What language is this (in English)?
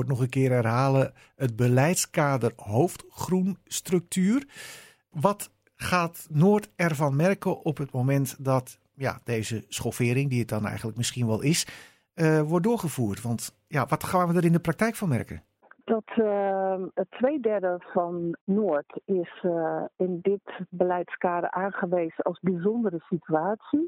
Dutch